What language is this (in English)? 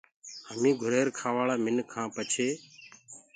Gurgula